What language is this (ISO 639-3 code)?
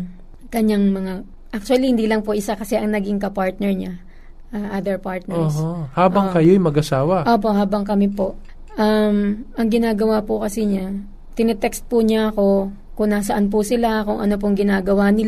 fil